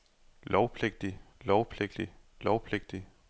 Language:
Danish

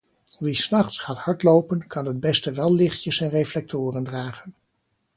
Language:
Dutch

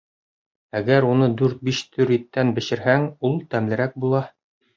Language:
Bashkir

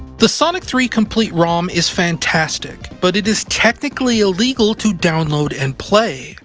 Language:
English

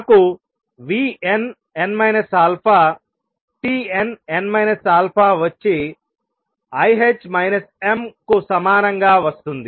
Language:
Telugu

